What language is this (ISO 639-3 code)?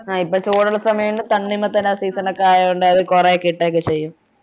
mal